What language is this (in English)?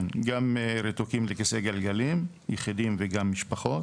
Hebrew